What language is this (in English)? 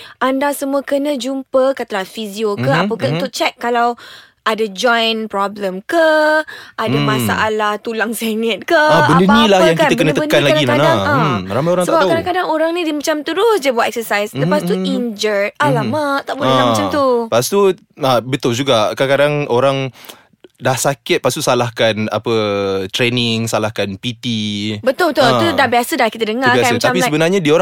Malay